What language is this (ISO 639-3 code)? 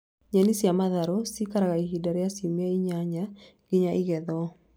kik